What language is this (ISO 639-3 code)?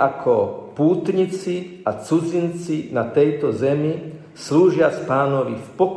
slk